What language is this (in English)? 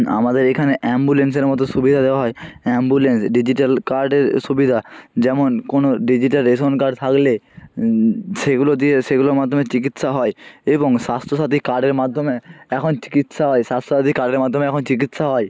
Bangla